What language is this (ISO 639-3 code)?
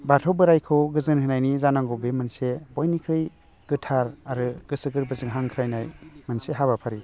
brx